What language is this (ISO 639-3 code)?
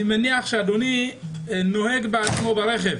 heb